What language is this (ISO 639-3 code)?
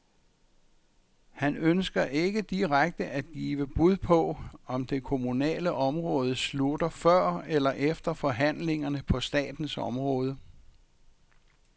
dan